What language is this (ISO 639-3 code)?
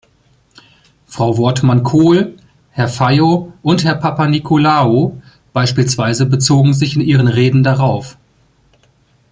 deu